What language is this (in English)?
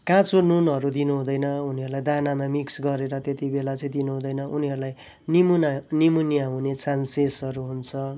Nepali